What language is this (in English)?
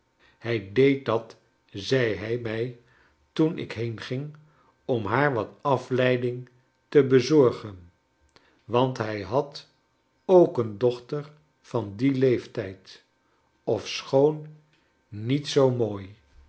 Dutch